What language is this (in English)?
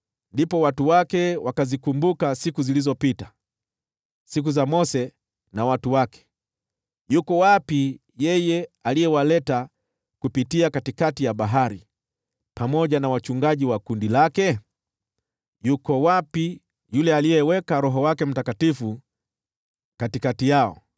Swahili